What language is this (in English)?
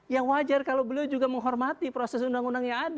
Indonesian